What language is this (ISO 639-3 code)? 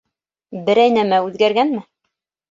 bak